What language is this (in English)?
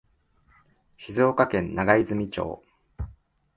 Japanese